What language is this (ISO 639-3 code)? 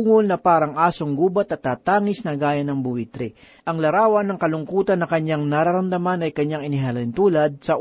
fil